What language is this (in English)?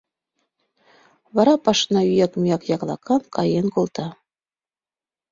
Mari